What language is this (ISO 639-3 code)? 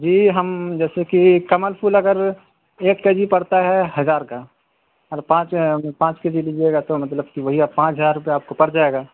urd